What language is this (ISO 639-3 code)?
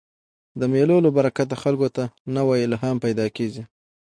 pus